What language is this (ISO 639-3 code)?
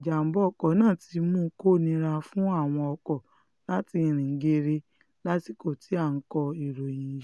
yor